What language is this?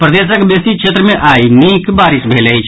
Maithili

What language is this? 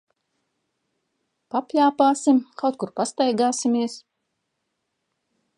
Latvian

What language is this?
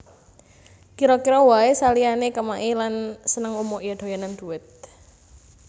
Javanese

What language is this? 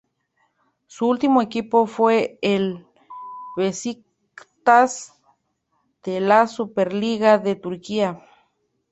Spanish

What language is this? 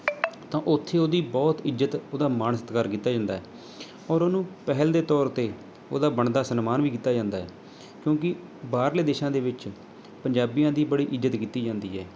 Punjabi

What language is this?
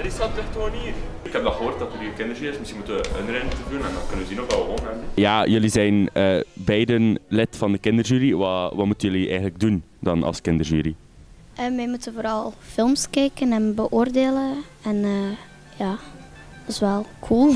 Dutch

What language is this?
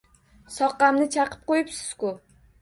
Uzbek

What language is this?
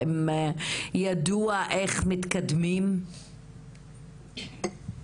Hebrew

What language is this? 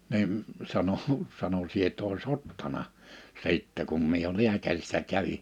Finnish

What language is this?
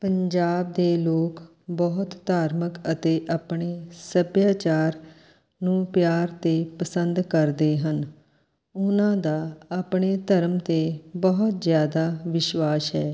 Punjabi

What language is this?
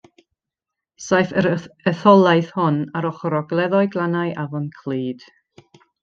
Welsh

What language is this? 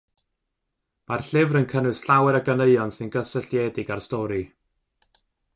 Welsh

